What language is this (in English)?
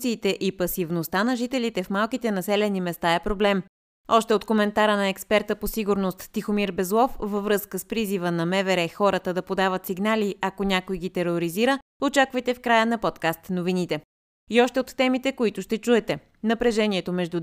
Bulgarian